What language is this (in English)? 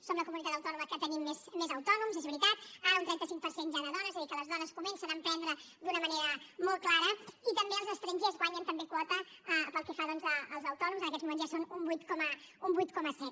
Catalan